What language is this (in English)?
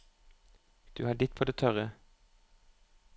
Norwegian